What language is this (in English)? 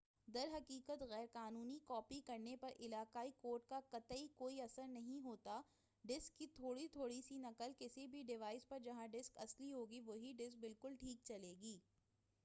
Urdu